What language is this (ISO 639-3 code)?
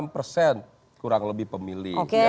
ind